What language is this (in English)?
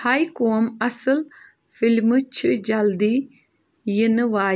Kashmiri